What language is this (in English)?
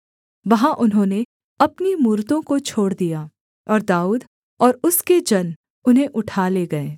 Hindi